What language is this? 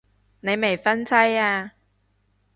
Cantonese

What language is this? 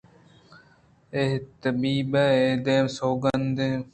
Eastern Balochi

